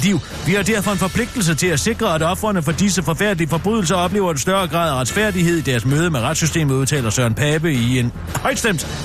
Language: Danish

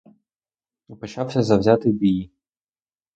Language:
Ukrainian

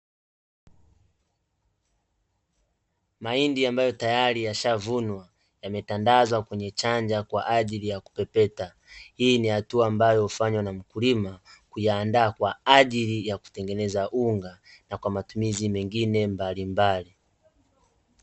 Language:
Swahili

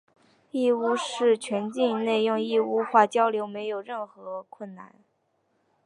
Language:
Chinese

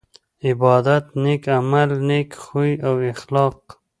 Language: Pashto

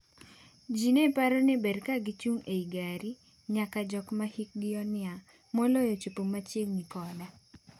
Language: Luo (Kenya and Tanzania)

